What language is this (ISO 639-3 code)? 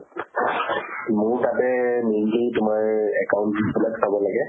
asm